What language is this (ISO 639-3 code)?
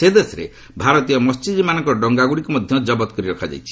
ori